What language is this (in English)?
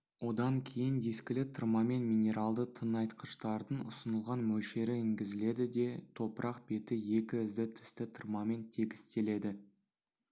Kazakh